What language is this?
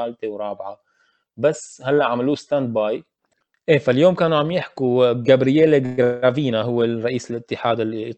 Arabic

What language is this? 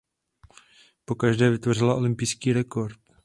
Czech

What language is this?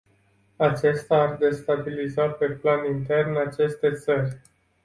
Romanian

